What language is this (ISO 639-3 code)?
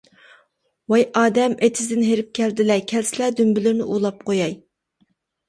uig